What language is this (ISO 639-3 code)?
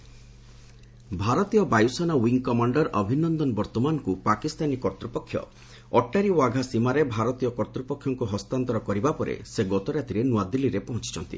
ori